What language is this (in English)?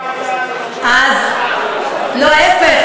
Hebrew